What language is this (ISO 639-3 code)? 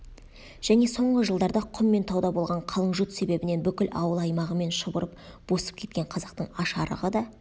kaz